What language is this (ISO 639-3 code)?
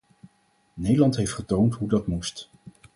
nld